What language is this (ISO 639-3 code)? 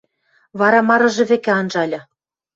mrj